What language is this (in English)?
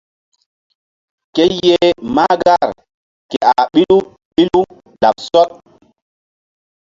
Mbum